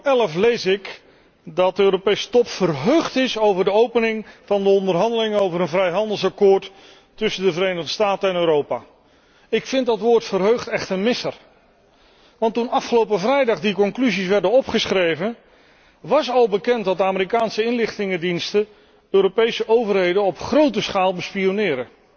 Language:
Dutch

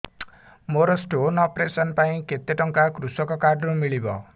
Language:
Odia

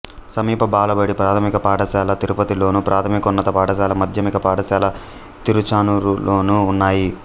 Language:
Telugu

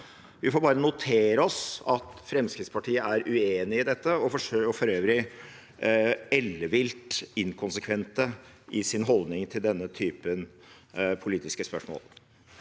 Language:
Norwegian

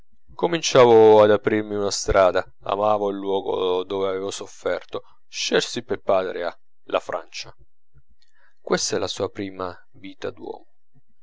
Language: Italian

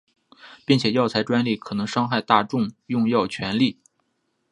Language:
Chinese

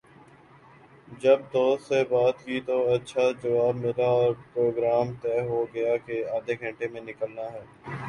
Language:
Urdu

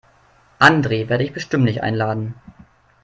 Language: German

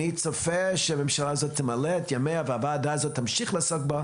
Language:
Hebrew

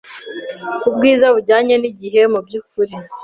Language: Kinyarwanda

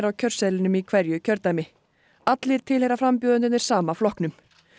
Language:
Icelandic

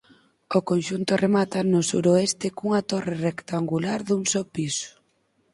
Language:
Galician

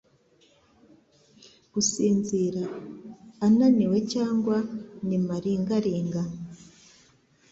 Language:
Kinyarwanda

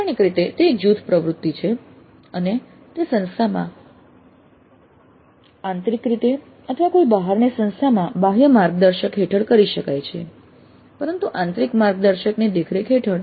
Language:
Gujarati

